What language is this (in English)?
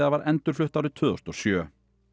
Icelandic